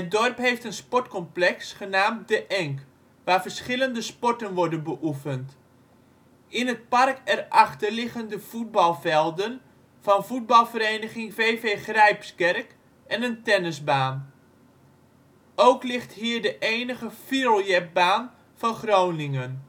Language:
Dutch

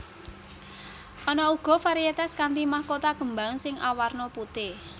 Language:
Javanese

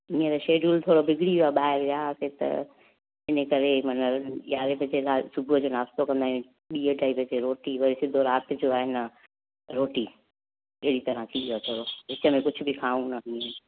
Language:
Sindhi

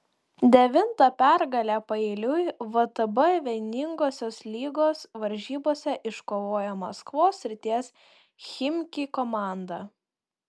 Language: Lithuanian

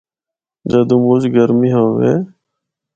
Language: Northern Hindko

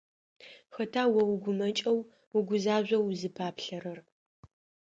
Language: Adyghe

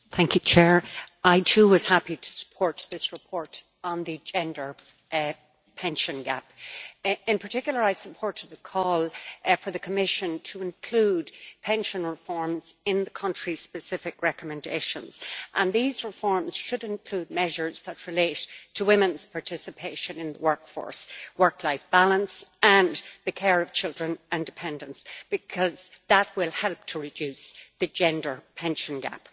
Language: English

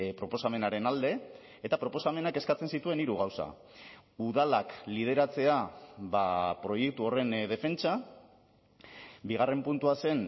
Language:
Basque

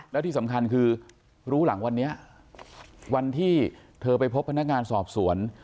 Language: Thai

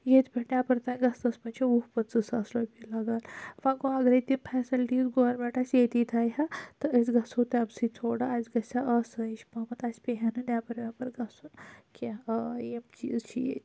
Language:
Kashmiri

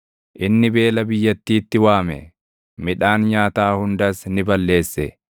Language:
Oromo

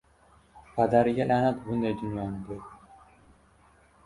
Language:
Uzbek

